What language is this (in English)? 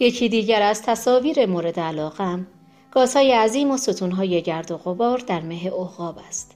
Persian